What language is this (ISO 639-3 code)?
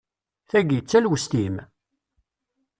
kab